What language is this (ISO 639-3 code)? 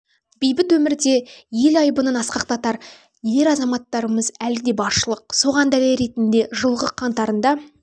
kaz